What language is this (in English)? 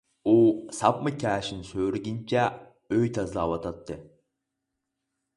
Uyghur